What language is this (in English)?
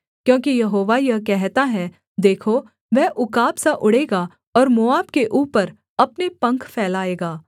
Hindi